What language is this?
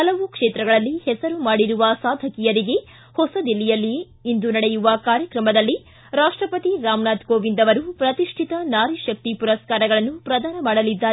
Kannada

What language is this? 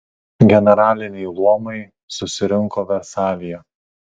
Lithuanian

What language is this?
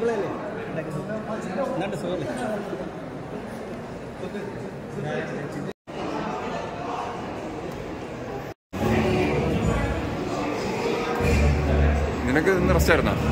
Malayalam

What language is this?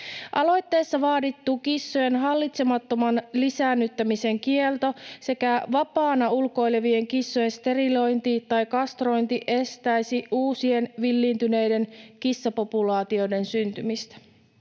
Finnish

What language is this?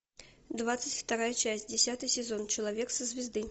Russian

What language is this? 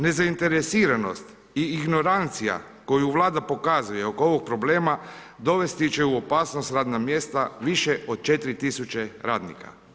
Croatian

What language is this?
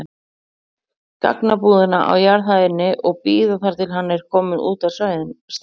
Icelandic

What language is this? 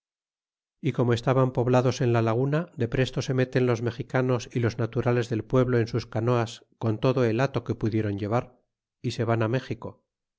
Spanish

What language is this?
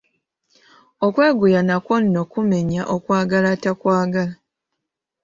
Ganda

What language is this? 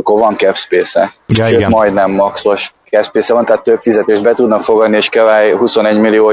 Hungarian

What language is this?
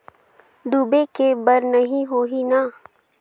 Chhattisgarhi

